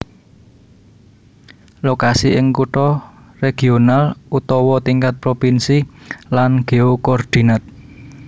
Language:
Javanese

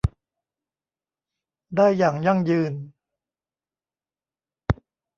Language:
Thai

